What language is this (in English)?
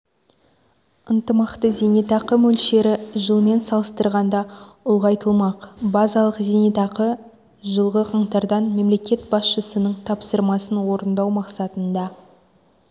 Kazakh